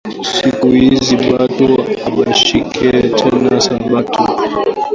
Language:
Swahili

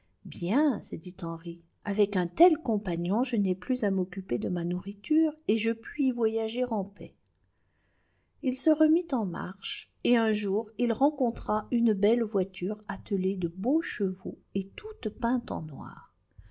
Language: French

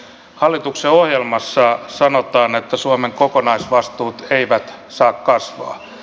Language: Finnish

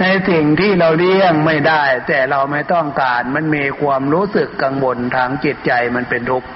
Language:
Thai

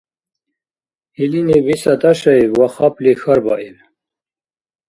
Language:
Dargwa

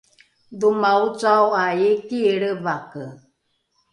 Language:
Rukai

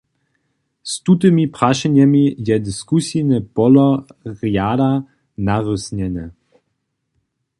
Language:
Upper Sorbian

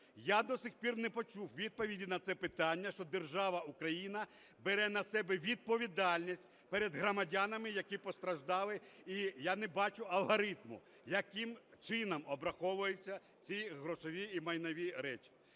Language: Ukrainian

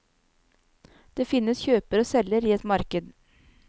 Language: Norwegian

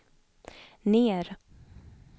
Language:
Swedish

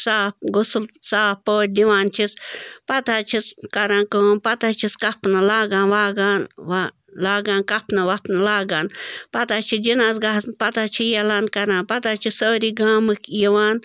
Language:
Kashmiri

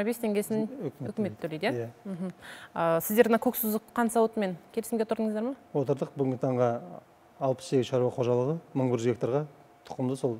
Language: Turkish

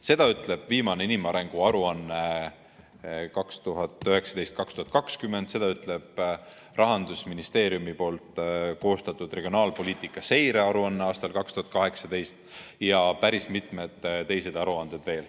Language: Estonian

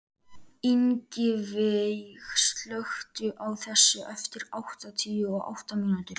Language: Icelandic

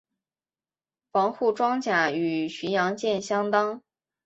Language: Chinese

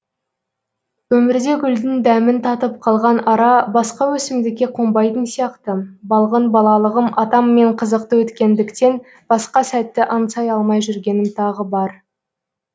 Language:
Kazakh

